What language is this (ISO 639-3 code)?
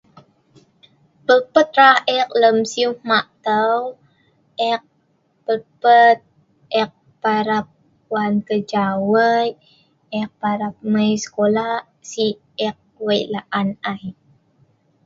snv